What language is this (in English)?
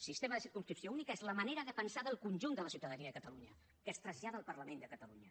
Catalan